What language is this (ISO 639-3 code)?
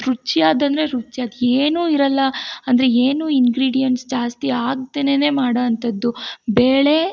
kan